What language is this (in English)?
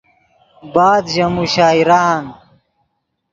Yidgha